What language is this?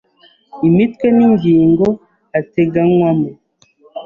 Kinyarwanda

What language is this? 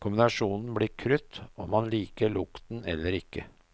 Norwegian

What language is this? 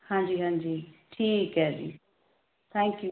Punjabi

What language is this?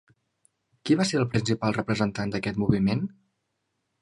Catalan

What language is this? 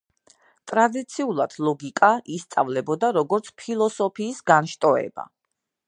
Georgian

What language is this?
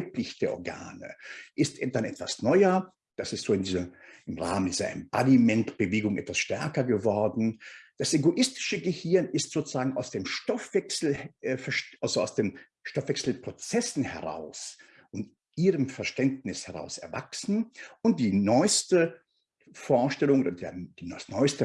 German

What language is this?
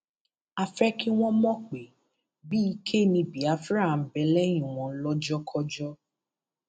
Yoruba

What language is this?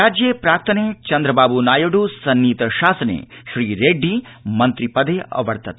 Sanskrit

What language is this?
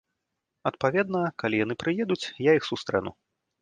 Belarusian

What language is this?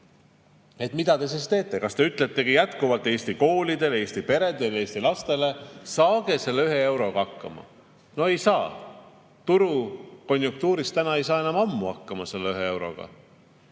Estonian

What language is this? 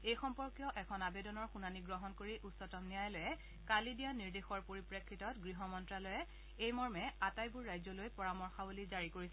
Assamese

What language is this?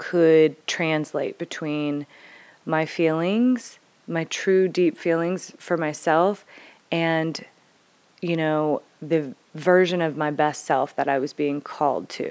English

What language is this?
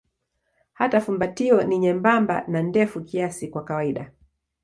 Swahili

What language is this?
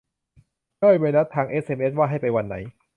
Thai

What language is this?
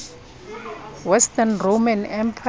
Southern Sotho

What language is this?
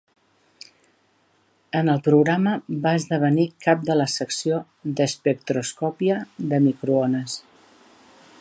Catalan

